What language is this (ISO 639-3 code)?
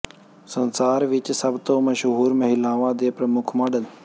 pan